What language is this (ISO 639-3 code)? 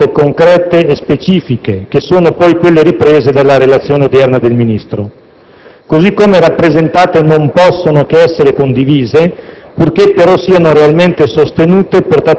ita